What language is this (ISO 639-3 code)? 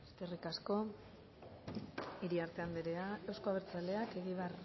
eus